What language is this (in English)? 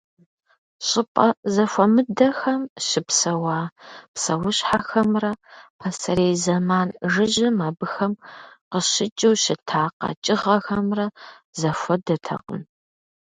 Kabardian